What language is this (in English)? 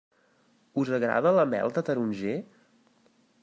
Catalan